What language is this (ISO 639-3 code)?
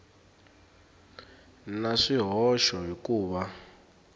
tso